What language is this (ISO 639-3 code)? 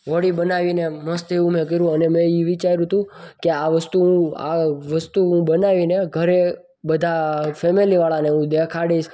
guj